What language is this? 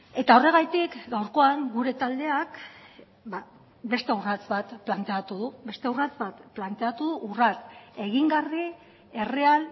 Basque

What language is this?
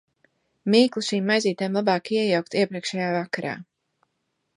Latvian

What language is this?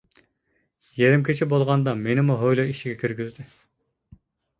Uyghur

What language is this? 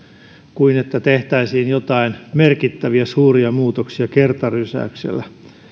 Finnish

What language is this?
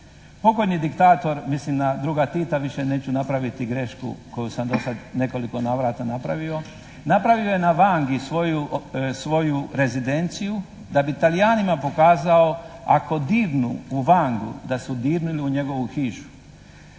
Croatian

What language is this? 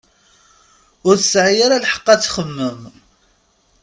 Kabyle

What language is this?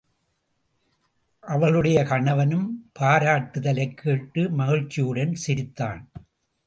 Tamil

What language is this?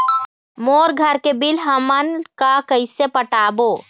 Chhattisgarhi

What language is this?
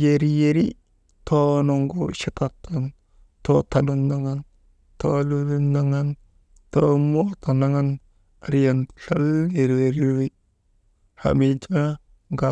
Maba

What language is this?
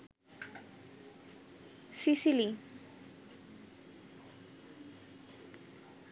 Bangla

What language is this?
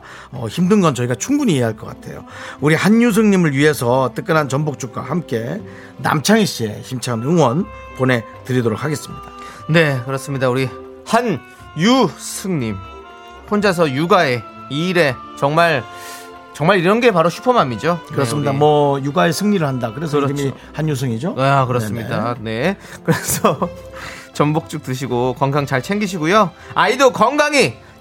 Korean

